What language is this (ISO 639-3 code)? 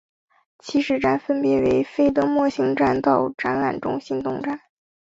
zho